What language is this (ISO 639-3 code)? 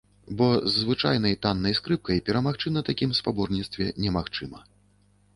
bel